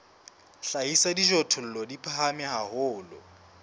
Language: Southern Sotho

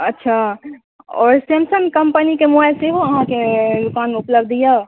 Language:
Maithili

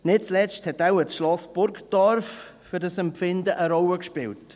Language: Swiss German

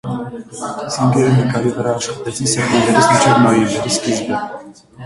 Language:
Armenian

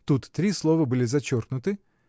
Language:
Russian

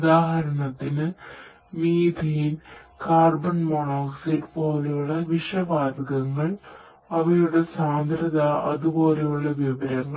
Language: Malayalam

